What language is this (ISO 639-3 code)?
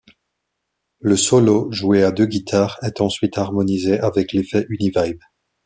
fra